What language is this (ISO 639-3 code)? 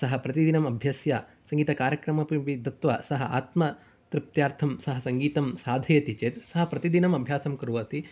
san